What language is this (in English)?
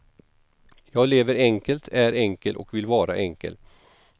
Swedish